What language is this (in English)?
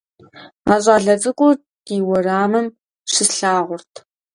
Kabardian